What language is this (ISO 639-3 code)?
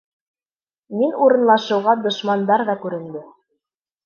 bak